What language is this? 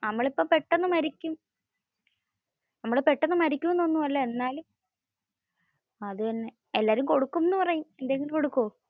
Malayalam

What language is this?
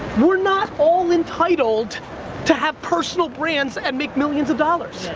English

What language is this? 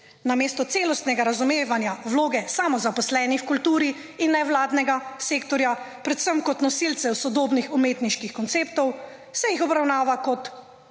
Slovenian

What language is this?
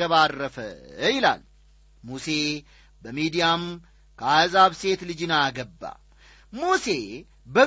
Amharic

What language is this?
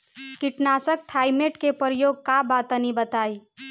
Bhojpuri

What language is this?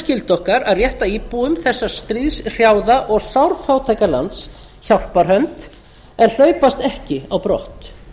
Icelandic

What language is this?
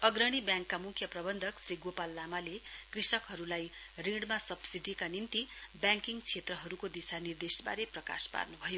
Nepali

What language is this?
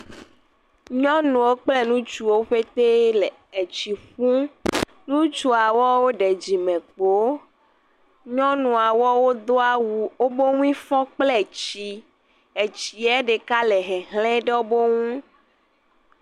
Ewe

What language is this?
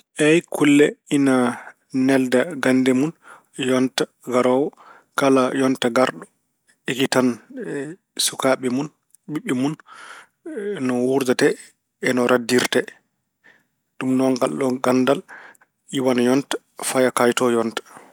Fula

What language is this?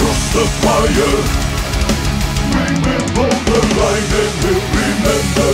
English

